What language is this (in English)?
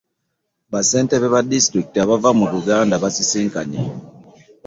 Ganda